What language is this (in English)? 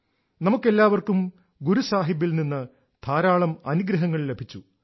Malayalam